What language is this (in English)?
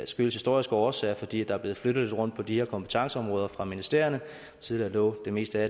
Danish